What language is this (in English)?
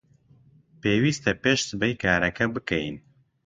Central Kurdish